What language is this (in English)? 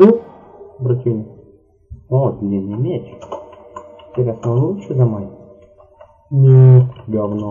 Russian